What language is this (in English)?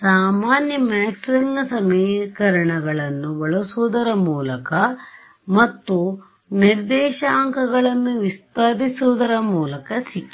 Kannada